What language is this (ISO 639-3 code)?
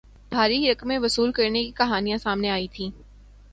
urd